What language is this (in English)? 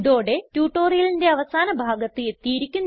Malayalam